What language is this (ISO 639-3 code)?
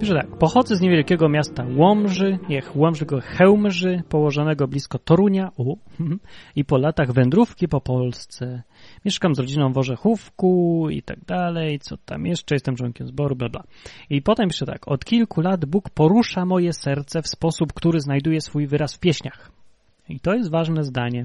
pol